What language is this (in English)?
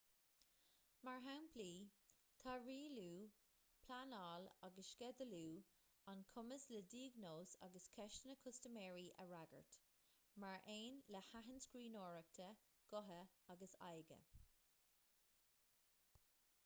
Irish